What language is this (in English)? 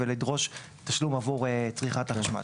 Hebrew